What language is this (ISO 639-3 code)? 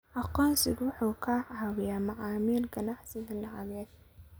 som